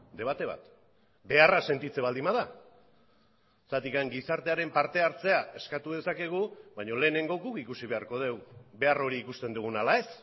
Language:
Basque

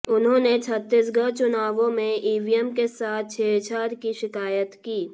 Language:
Hindi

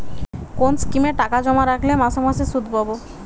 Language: Bangla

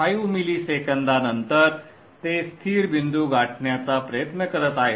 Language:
Marathi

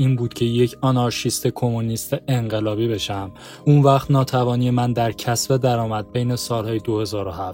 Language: Persian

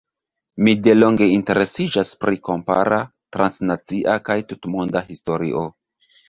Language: Esperanto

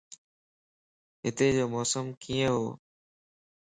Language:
Lasi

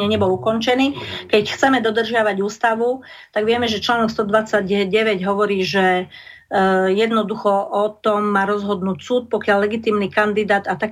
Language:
Slovak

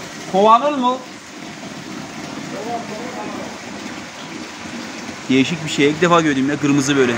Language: Turkish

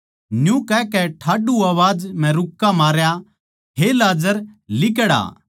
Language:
Haryanvi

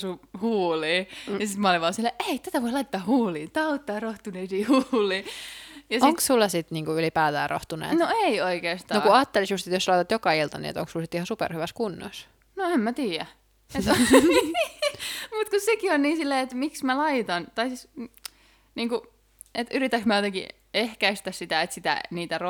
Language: Finnish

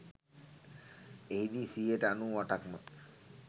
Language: Sinhala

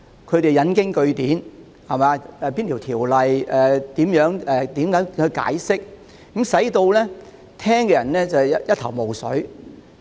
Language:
Cantonese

